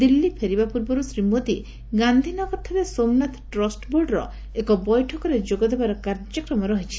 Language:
Odia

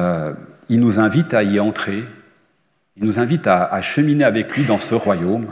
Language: French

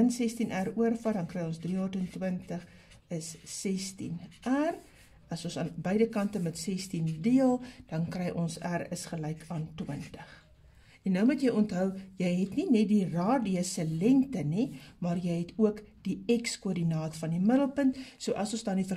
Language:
Dutch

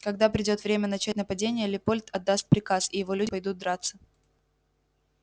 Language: Russian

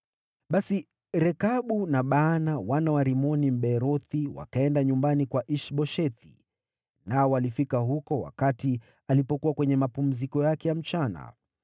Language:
Swahili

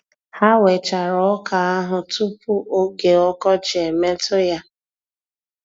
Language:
Igbo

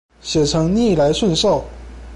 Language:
Chinese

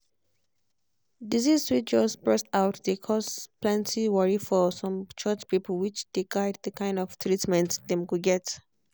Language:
Nigerian Pidgin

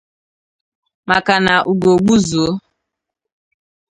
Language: Igbo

